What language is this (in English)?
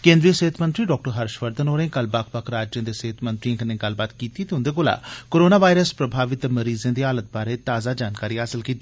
Dogri